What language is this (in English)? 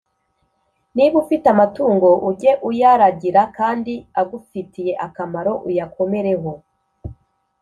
Kinyarwanda